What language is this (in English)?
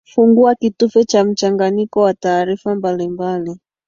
Swahili